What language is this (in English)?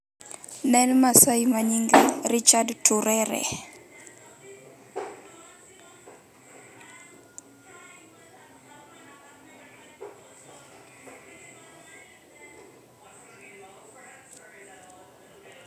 Luo (Kenya and Tanzania)